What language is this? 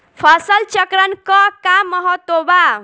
Bhojpuri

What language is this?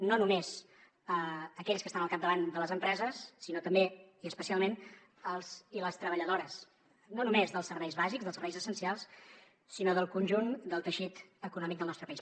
Catalan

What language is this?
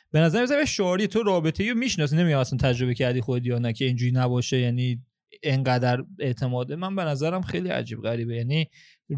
Persian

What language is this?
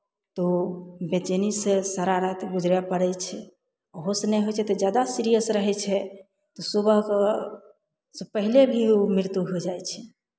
Maithili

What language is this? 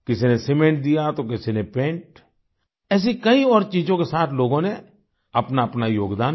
Hindi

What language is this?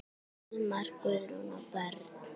Icelandic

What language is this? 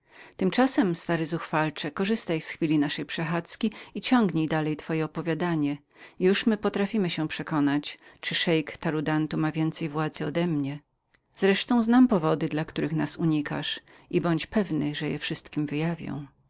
Polish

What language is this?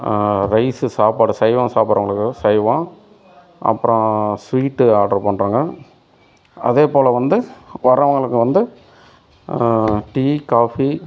Tamil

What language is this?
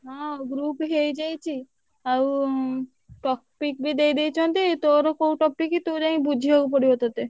Odia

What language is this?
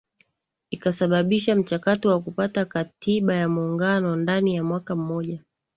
Swahili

